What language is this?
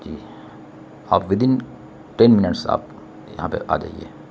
Urdu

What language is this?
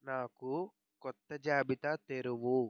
Telugu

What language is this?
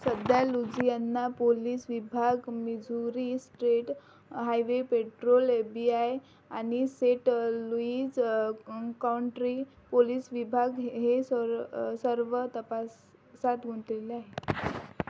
Marathi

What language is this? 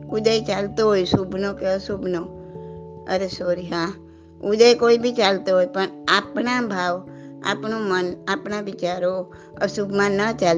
Gujarati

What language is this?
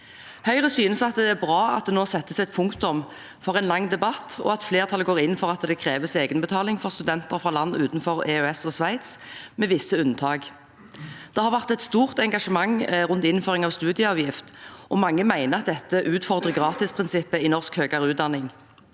Norwegian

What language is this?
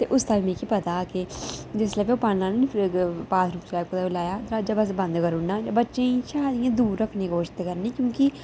Dogri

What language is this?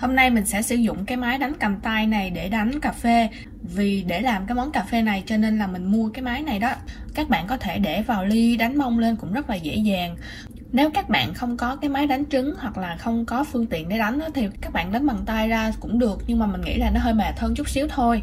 Vietnamese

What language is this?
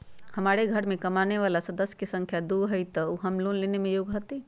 Magahi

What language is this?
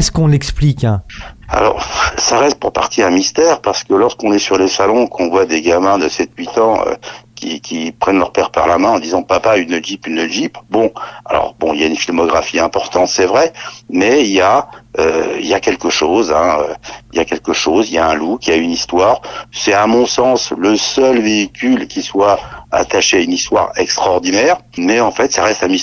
French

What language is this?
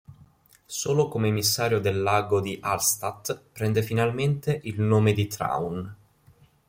Italian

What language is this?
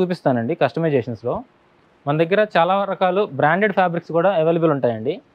Telugu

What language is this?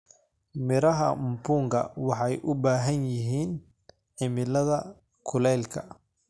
Somali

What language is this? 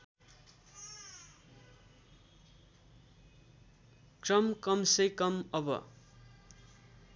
Nepali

